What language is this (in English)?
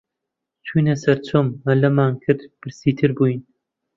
Central Kurdish